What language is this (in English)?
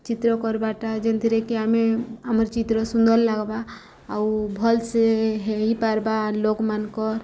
Odia